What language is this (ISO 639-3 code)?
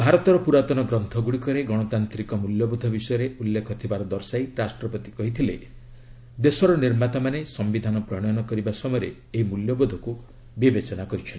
ori